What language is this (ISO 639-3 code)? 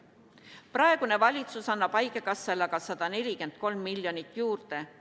est